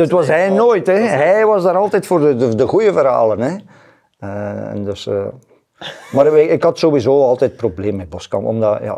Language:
Dutch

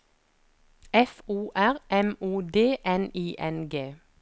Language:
Norwegian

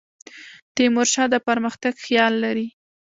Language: Pashto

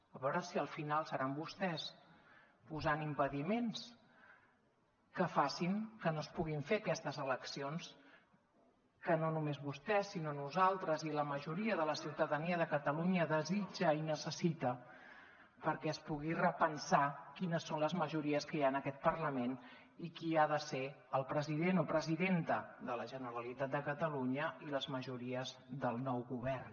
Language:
Catalan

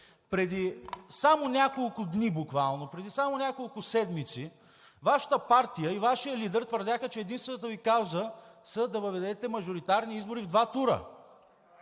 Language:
Bulgarian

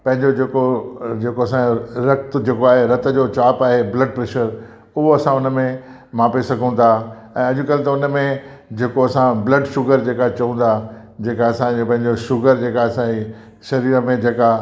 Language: Sindhi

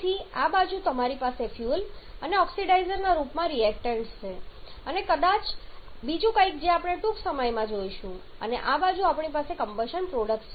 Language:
Gujarati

